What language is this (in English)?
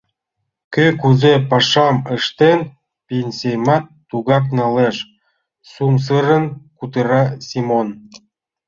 Mari